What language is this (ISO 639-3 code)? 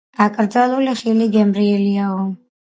kat